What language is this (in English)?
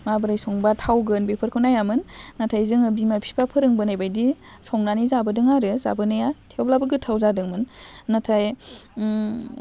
Bodo